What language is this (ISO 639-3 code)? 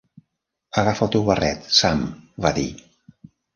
cat